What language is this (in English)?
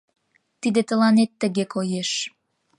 Mari